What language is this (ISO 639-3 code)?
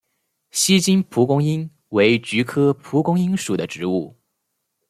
zho